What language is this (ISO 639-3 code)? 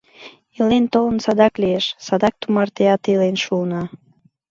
chm